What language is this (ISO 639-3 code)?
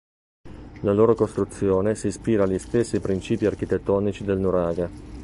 ita